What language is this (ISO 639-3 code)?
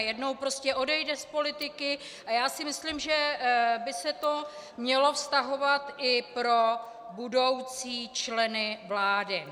ces